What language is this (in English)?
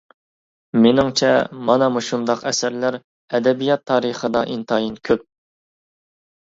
Uyghur